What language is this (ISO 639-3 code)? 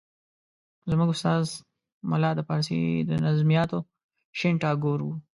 pus